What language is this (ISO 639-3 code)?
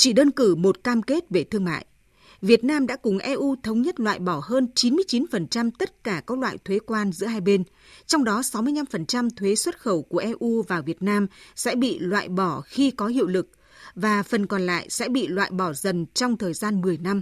vie